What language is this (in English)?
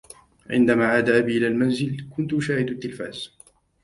Arabic